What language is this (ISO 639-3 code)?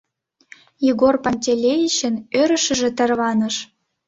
chm